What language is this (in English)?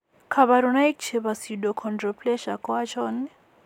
Kalenjin